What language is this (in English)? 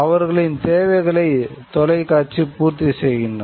Tamil